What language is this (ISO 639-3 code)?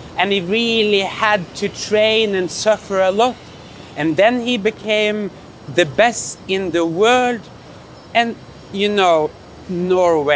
eng